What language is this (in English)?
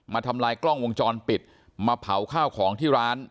Thai